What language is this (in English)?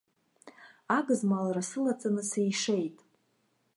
Abkhazian